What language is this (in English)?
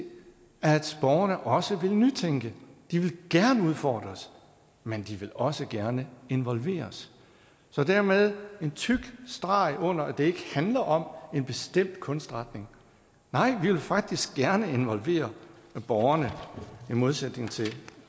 Danish